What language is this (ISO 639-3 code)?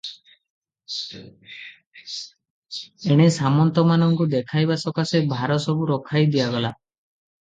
ori